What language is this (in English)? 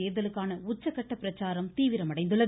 Tamil